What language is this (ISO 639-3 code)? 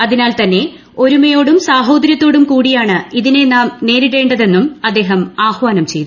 mal